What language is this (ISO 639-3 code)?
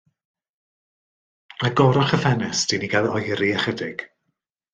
cym